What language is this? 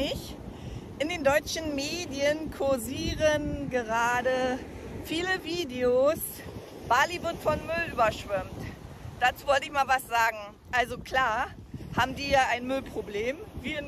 German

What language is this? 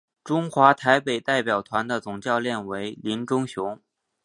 Chinese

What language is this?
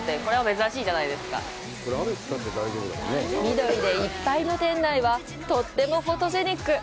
Japanese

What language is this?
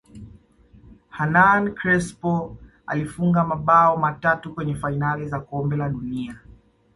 Swahili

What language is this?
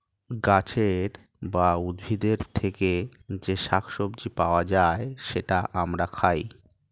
Bangla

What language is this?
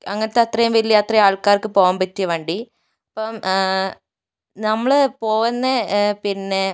Malayalam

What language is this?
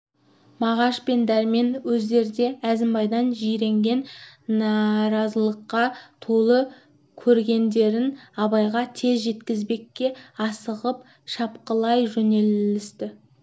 Kazakh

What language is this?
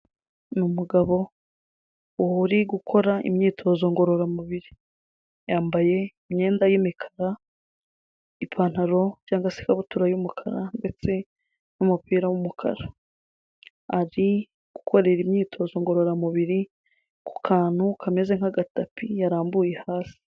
Kinyarwanda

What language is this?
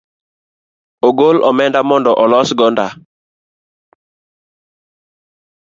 Luo (Kenya and Tanzania)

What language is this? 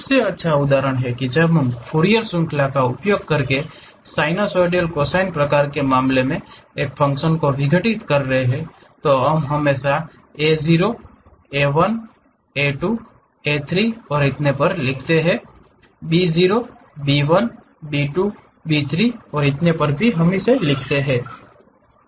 Hindi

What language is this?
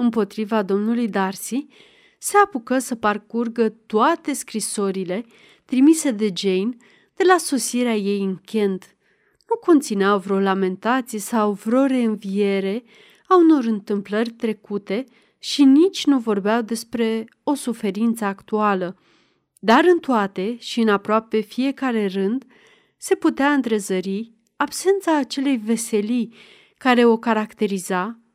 Romanian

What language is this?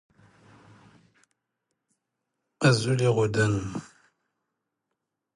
Standard Moroccan Tamazight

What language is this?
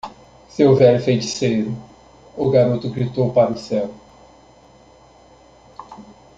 Portuguese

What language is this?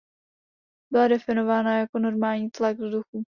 Czech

